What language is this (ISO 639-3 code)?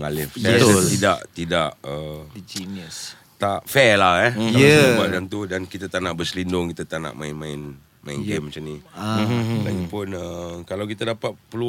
msa